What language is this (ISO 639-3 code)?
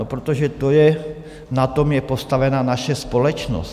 ces